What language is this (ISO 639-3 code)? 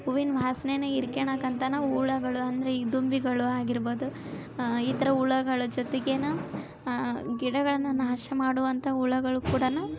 kan